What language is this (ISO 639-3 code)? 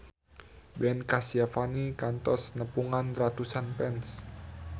sun